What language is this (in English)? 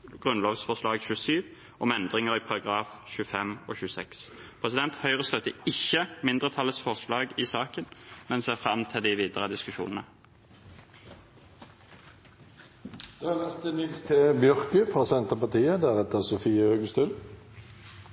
Norwegian Bokmål